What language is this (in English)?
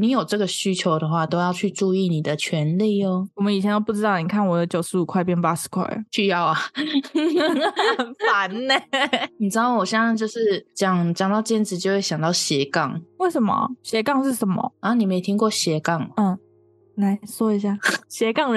Chinese